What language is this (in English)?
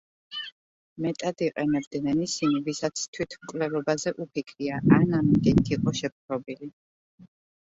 Georgian